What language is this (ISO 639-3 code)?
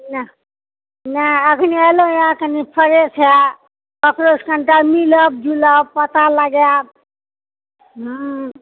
mai